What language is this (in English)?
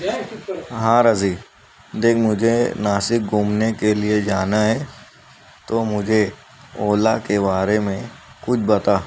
Urdu